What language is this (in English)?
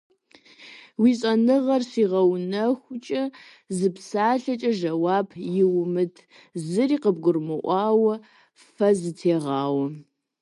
Kabardian